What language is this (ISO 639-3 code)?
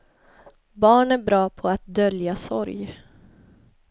swe